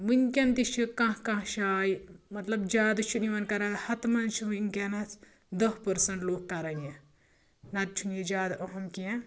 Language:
Kashmiri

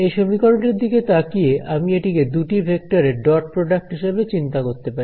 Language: Bangla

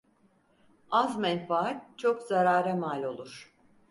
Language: Turkish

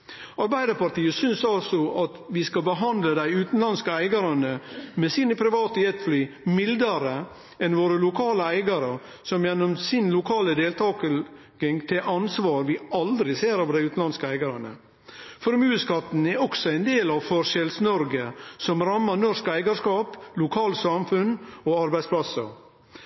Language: Norwegian Nynorsk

